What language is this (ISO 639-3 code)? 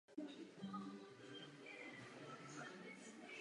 ces